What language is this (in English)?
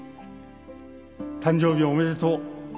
Japanese